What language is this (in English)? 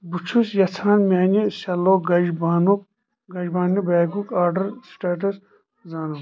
Kashmiri